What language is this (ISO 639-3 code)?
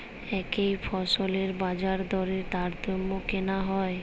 ben